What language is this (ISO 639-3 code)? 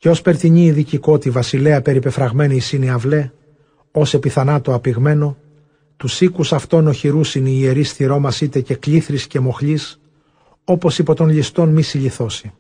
ell